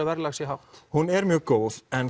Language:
Icelandic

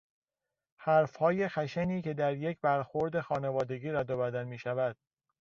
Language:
Persian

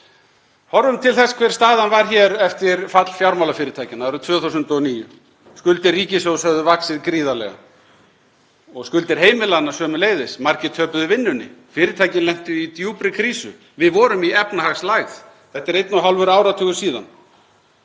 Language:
Icelandic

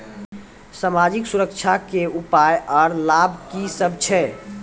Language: Maithili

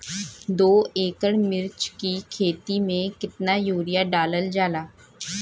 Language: Bhojpuri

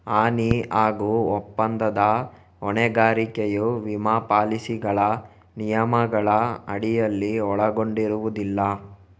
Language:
Kannada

